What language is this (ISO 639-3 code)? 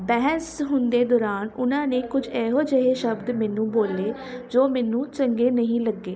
pan